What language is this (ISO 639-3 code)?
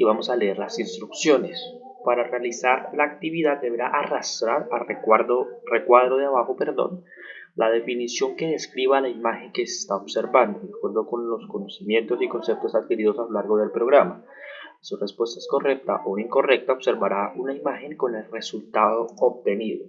spa